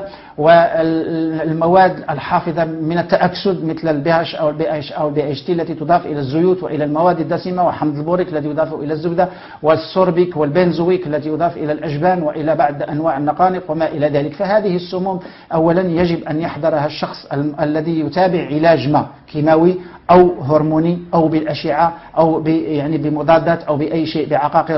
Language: Arabic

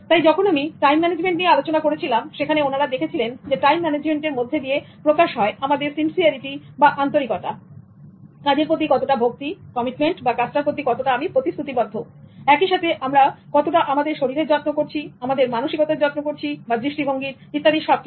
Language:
Bangla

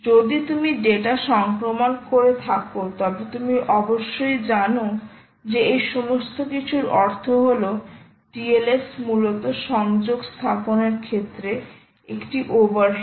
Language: Bangla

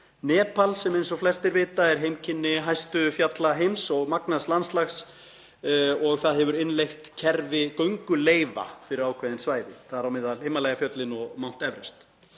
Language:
Icelandic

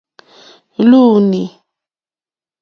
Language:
Mokpwe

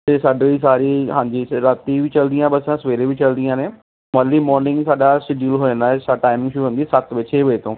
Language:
Punjabi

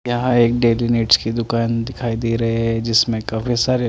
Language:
Hindi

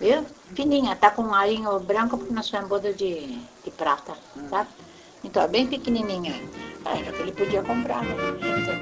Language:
Portuguese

